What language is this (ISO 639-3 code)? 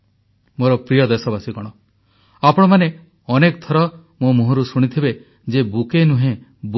ori